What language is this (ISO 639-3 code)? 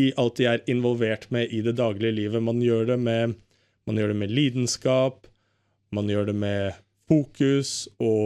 swe